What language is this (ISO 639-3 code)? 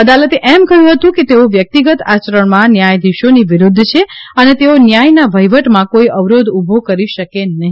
guj